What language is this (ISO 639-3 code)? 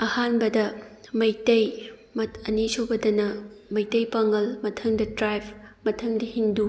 mni